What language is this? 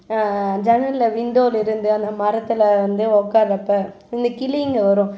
Tamil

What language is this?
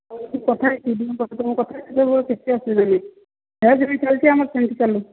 Odia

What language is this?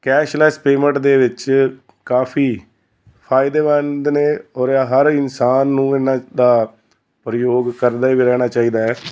Punjabi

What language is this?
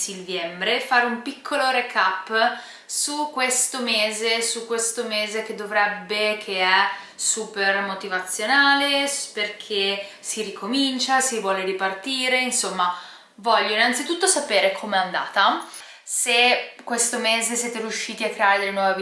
Italian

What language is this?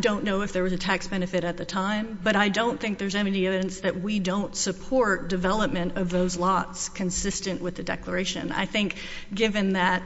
English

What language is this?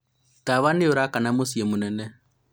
Kikuyu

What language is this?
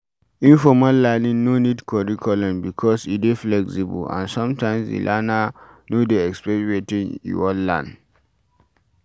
Nigerian Pidgin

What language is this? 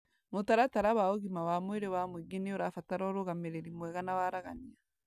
Kikuyu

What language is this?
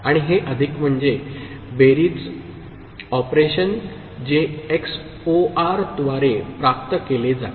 Marathi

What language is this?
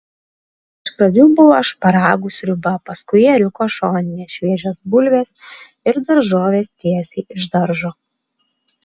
Lithuanian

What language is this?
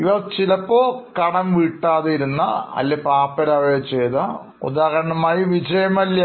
Malayalam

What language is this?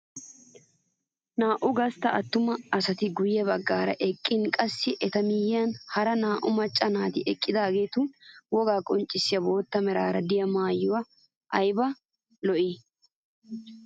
Wolaytta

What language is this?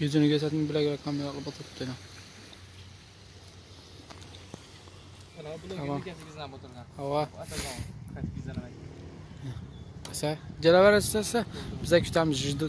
Turkish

